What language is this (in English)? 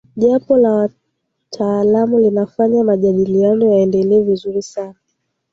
Swahili